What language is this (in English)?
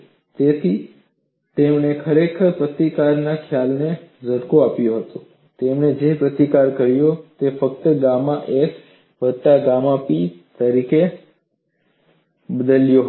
Gujarati